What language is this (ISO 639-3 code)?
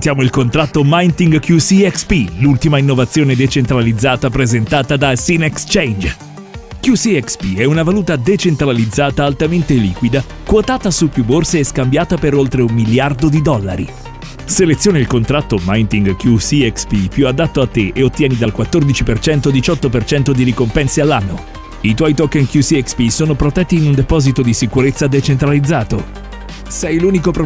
ita